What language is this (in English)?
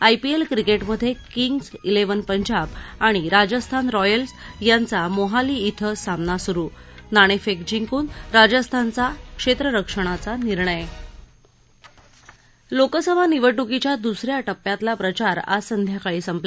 Marathi